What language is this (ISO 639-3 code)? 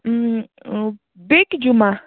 kas